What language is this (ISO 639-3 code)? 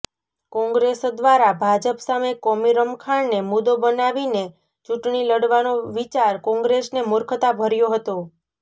guj